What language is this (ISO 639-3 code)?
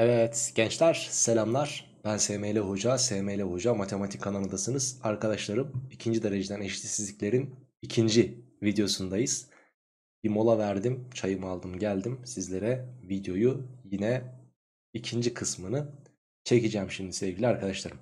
tur